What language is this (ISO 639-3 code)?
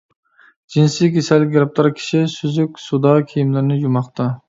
uig